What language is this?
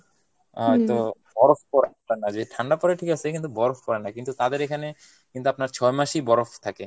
Bangla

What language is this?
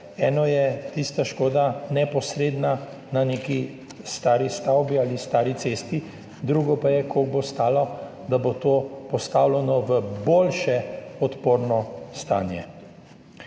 Slovenian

